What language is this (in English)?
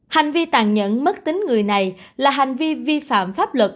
Vietnamese